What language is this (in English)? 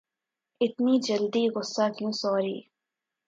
Urdu